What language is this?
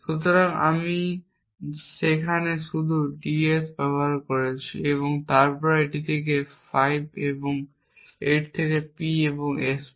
Bangla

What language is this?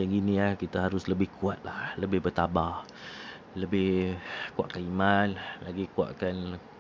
Malay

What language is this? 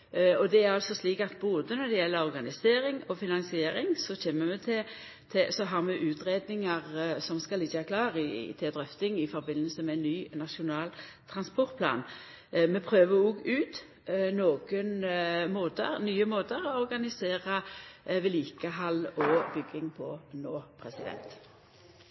Norwegian Nynorsk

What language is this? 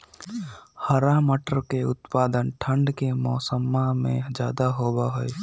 Magahi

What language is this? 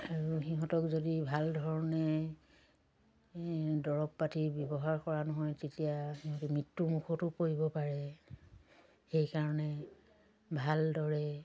Assamese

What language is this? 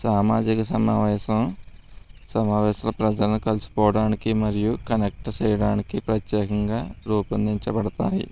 Telugu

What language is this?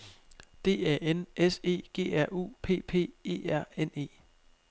Danish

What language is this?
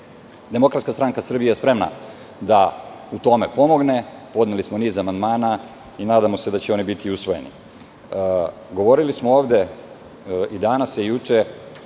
Serbian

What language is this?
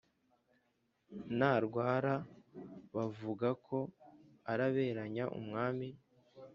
Kinyarwanda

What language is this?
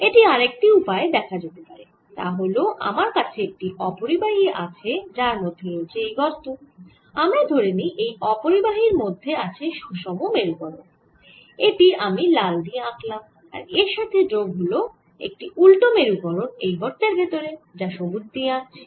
Bangla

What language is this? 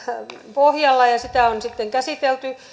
Finnish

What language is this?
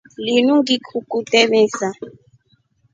Rombo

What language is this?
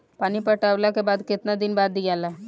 Bhojpuri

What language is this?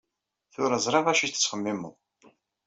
Kabyle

